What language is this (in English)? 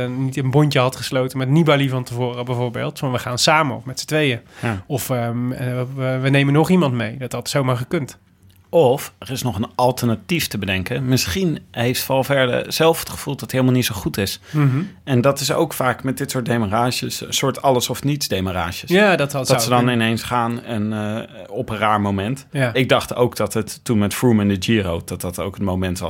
Dutch